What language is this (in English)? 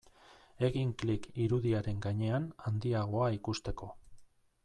Basque